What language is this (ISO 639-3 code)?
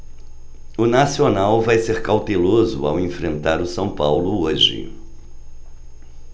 por